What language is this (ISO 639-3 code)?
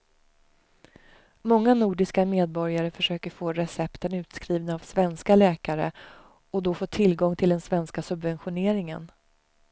swe